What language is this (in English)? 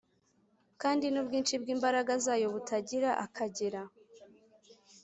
Kinyarwanda